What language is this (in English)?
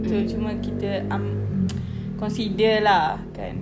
English